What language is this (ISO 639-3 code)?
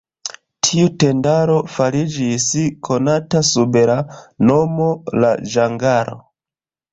epo